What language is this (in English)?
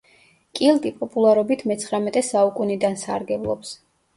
Georgian